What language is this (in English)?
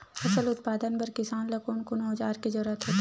Chhattisgarhi